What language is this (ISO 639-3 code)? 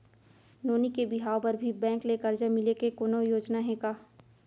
hne